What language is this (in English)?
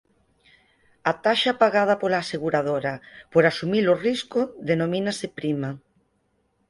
Galician